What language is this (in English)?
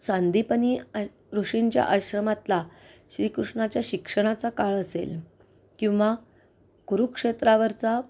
Marathi